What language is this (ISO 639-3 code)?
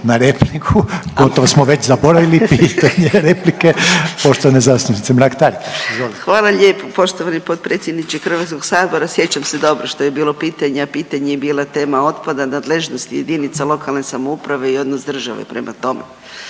hrv